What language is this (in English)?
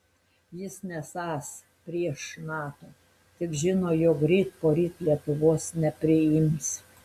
Lithuanian